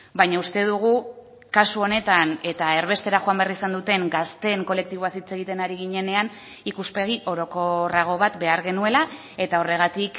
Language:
Basque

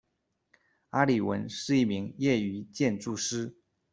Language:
Chinese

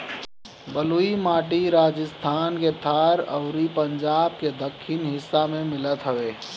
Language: Bhojpuri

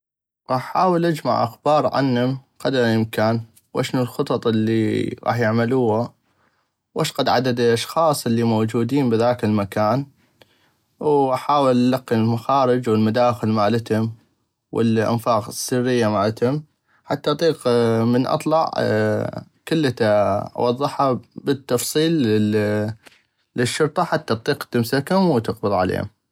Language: North Mesopotamian Arabic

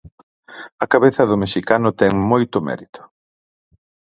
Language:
Galician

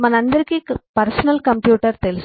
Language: Telugu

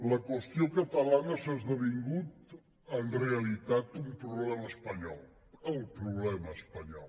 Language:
Catalan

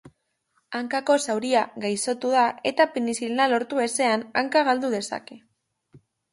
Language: Basque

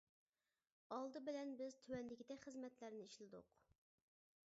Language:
Uyghur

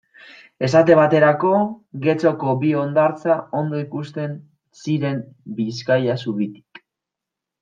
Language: Basque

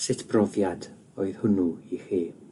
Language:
Welsh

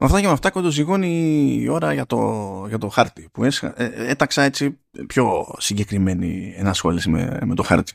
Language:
Greek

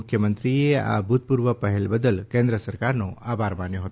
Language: Gujarati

